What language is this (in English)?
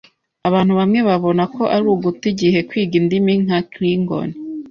Kinyarwanda